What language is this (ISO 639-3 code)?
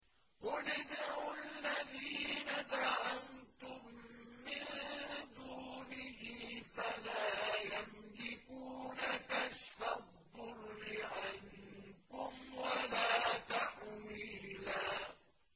ara